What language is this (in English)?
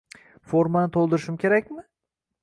Uzbek